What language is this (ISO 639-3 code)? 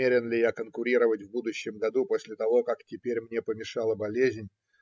rus